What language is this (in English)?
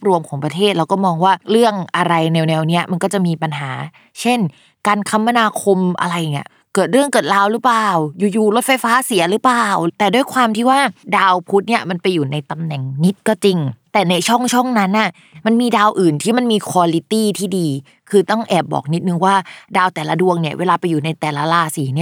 Thai